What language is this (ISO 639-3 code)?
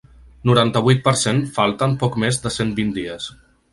cat